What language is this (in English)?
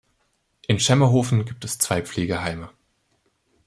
German